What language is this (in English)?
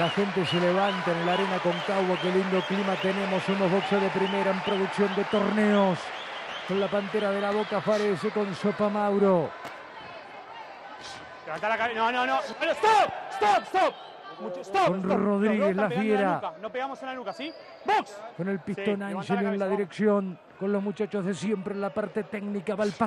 Spanish